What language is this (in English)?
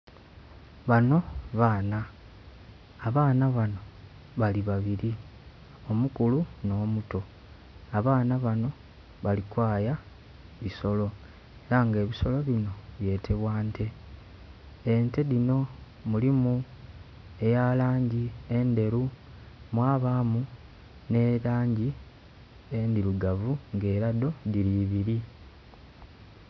Soga